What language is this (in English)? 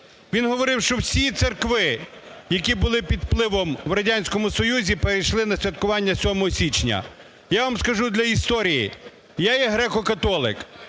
Ukrainian